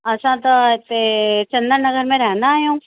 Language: Sindhi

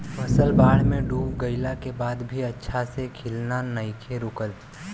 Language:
Bhojpuri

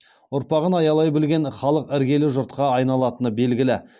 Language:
Kazakh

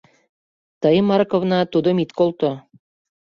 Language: Mari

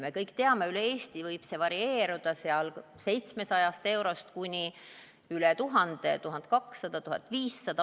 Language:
Estonian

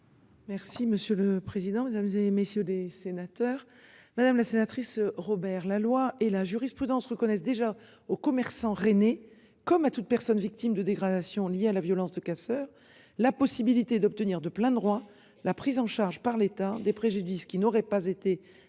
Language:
French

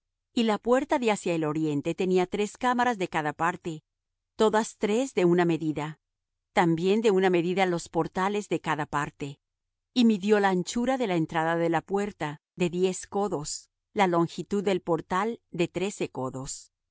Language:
Spanish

